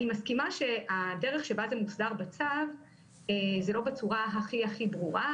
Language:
Hebrew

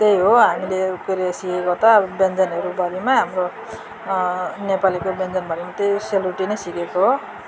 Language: Nepali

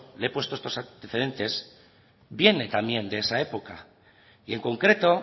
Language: Spanish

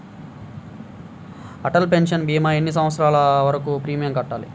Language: Telugu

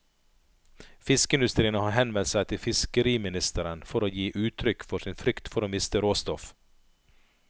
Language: Norwegian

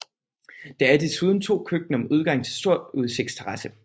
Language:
Danish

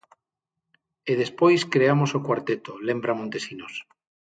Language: Galician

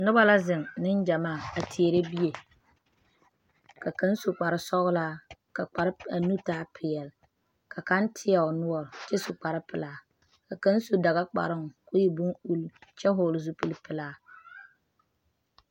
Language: Southern Dagaare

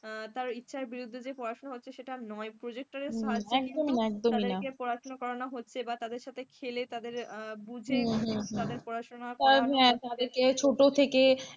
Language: Bangla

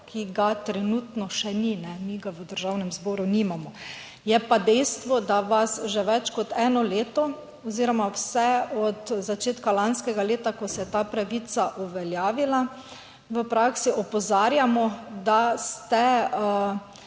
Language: Slovenian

